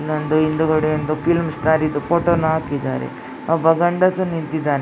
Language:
Kannada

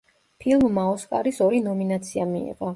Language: Georgian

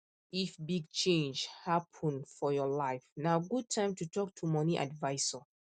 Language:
Nigerian Pidgin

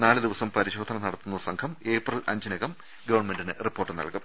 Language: Malayalam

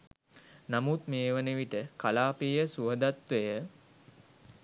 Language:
Sinhala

